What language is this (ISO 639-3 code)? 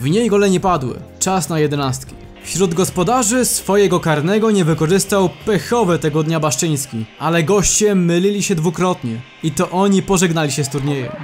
pol